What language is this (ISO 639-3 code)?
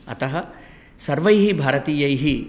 san